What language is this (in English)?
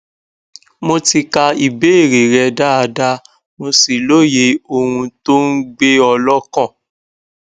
Yoruba